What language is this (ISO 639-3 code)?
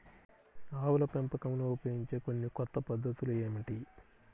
tel